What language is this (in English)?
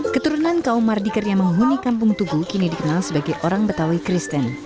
Indonesian